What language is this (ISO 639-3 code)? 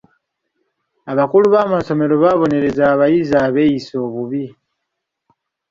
lug